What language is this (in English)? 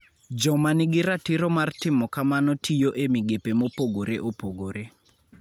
Luo (Kenya and Tanzania)